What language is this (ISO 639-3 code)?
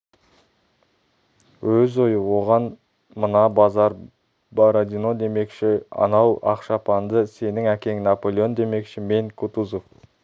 kaz